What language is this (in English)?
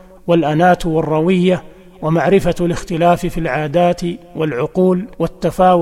Arabic